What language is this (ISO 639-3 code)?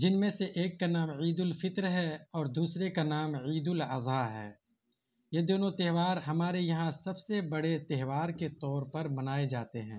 urd